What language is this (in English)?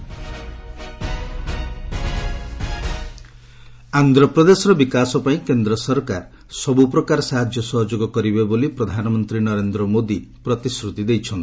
Odia